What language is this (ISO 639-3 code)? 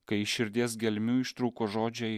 lit